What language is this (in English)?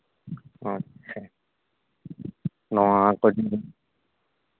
Santali